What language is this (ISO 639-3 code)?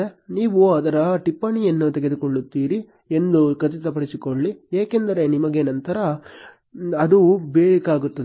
kan